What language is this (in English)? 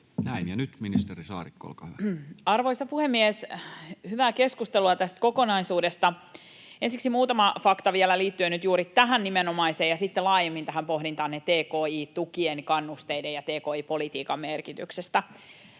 Finnish